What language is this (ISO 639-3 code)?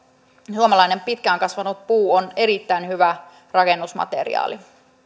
fin